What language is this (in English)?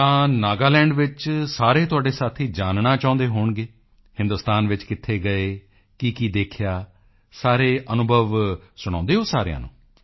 Punjabi